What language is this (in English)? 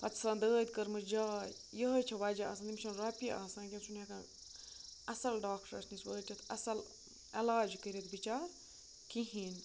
Kashmiri